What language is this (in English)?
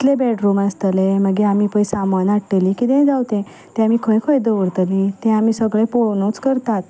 Konkani